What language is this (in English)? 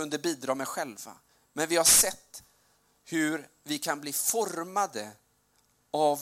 Swedish